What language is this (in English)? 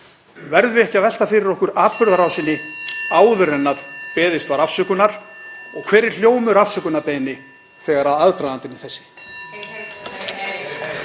Icelandic